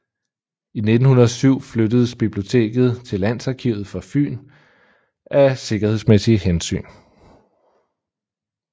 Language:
Danish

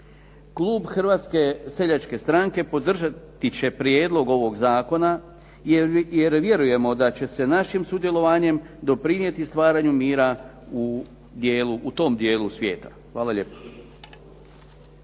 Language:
Croatian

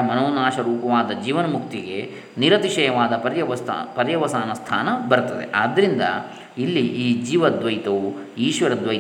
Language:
Kannada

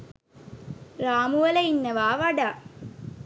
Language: Sinhala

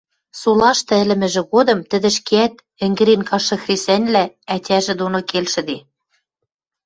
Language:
Western Mari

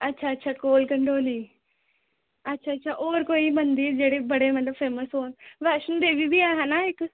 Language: Dogri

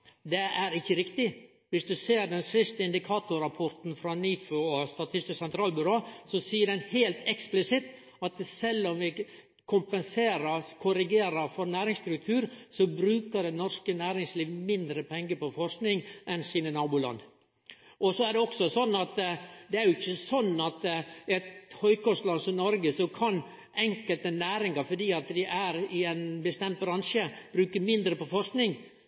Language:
Norwegian Nynorsk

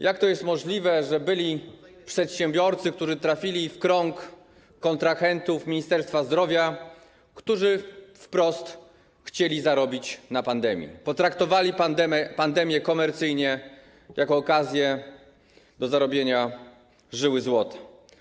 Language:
Polish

